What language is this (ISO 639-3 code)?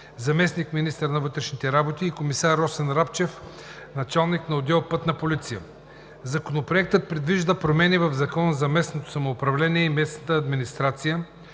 bul